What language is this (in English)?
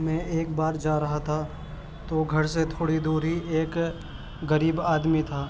Urdu